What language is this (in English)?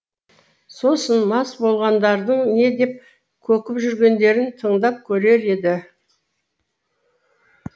Kazakh